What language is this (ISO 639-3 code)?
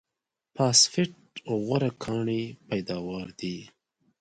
pus